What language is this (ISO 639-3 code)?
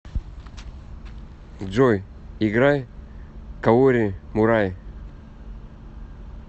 rus